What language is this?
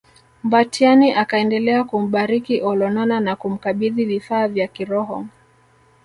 Swahili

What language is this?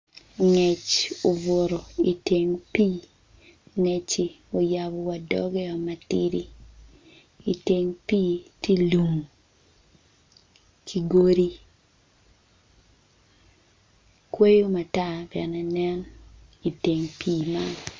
Acoli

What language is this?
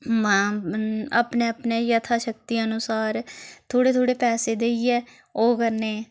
Dogri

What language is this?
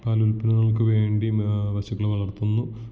Malayalam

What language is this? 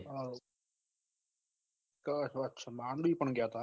Gujarati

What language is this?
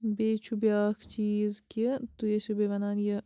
Kashmiri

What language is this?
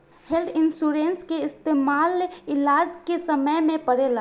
Bhojpuri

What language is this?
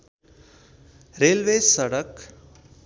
Nepali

